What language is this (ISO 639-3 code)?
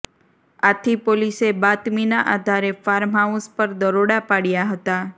guj